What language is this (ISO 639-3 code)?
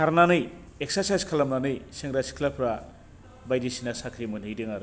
brx